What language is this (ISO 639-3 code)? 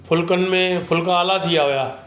snd